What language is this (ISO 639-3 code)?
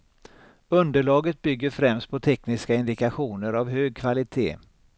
swe